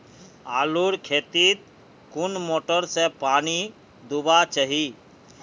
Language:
Magahi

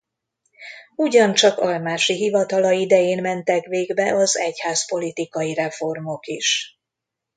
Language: Hungarian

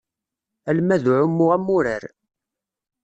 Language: Kabyle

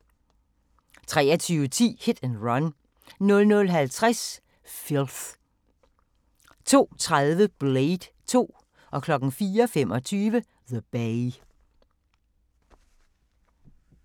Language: Danish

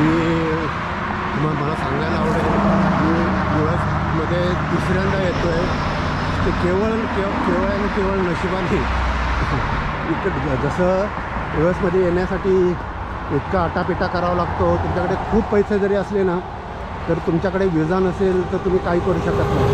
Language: Marathi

